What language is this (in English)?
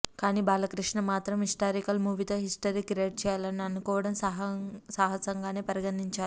Telugu